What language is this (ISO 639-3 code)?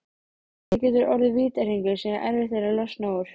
isl